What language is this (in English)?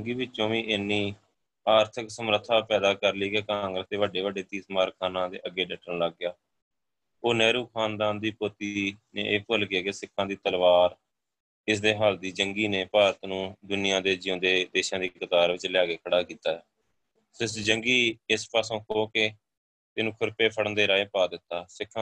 Punjabi